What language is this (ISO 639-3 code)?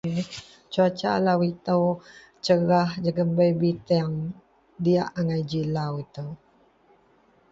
mel